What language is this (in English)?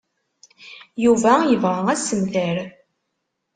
Kabyle